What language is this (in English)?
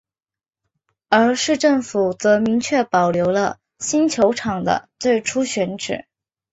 Chinese